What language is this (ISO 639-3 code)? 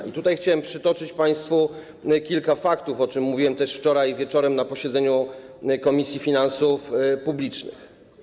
pol